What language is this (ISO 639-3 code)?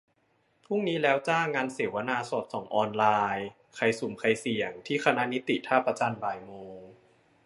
tha